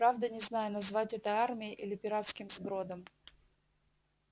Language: Russian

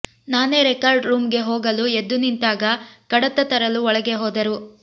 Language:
Kannada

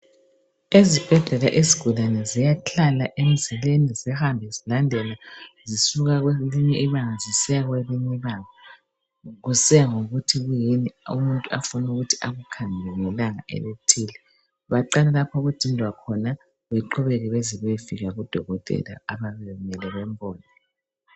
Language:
North Ndebele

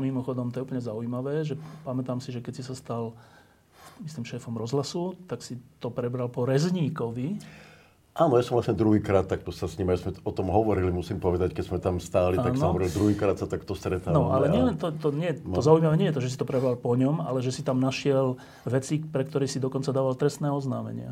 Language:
Slovak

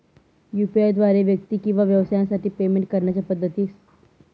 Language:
Marathi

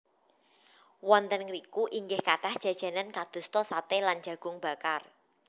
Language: Javanese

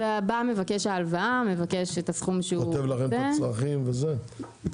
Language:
Hebrew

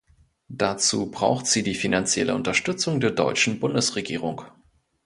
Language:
German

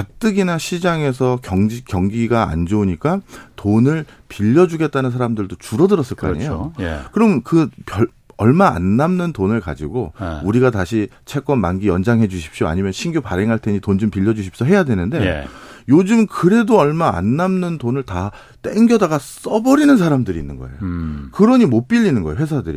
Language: Korean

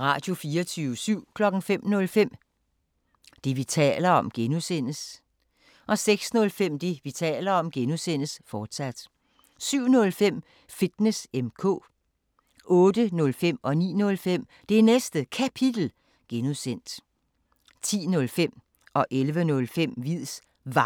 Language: Danish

